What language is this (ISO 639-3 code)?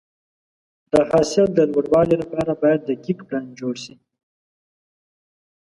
pus